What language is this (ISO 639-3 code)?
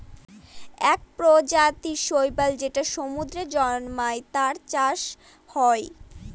ben